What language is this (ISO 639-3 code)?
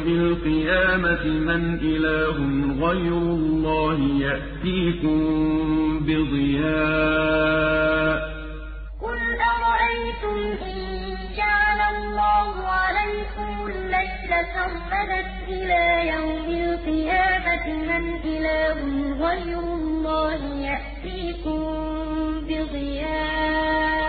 ara